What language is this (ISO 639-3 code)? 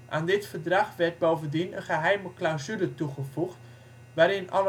nld